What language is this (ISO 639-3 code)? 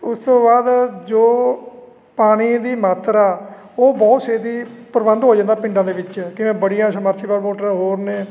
pan